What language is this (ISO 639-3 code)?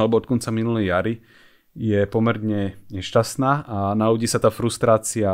slk